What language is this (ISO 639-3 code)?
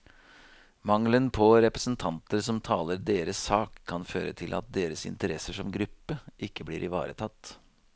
nor